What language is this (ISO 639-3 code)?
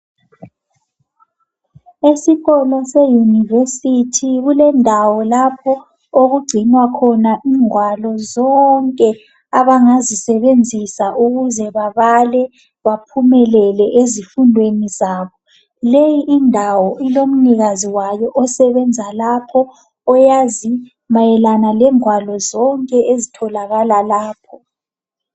nde